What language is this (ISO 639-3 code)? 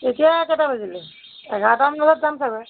asm